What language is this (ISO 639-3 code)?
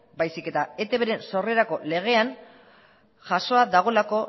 eus